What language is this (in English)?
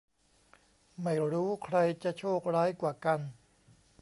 Thai